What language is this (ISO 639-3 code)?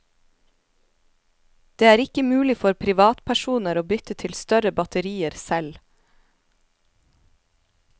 nor